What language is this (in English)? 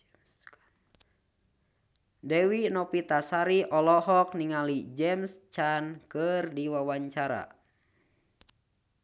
Sundanese